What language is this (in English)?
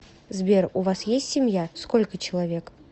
Russian